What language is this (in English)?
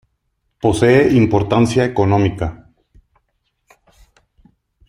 Spanish